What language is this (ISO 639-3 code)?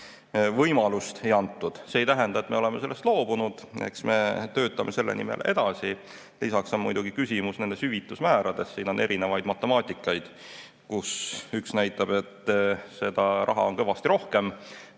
est